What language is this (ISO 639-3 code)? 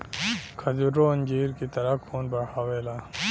bho